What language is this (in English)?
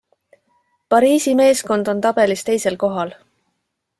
Estonian